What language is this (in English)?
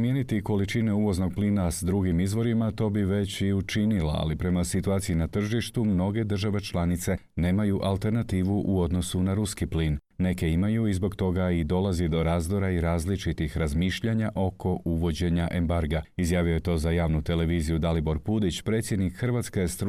Croatian